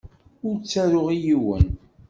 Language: Kabyle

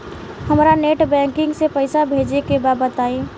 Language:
Bhojpuri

